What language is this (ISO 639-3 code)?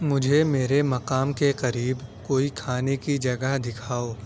urd